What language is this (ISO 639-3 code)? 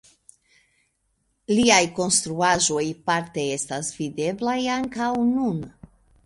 epo